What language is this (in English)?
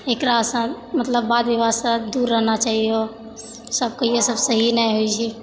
Maithili